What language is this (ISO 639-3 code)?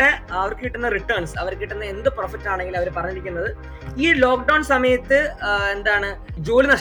mal